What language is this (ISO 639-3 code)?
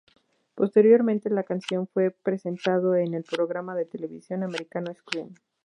spa